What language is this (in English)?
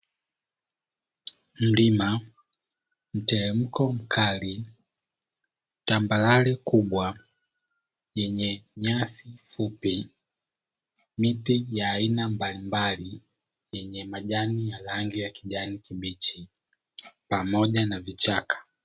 Swahili